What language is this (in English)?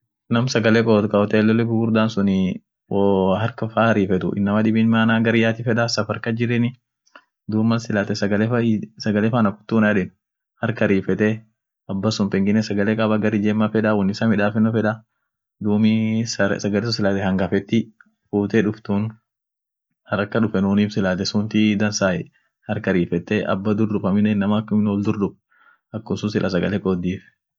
Orma